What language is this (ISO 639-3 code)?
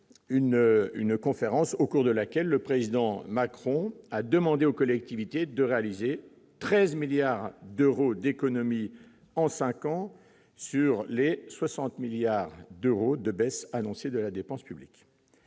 fra